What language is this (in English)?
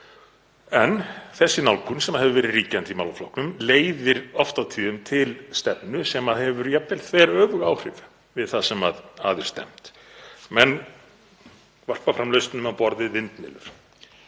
Icelandic